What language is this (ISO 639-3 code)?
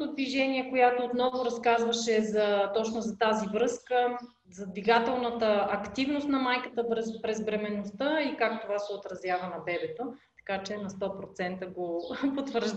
bul